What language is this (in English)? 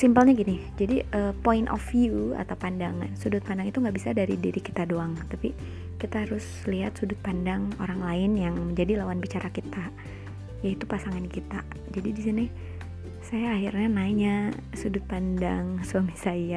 Indonesian